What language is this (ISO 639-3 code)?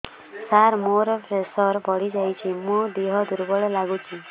ori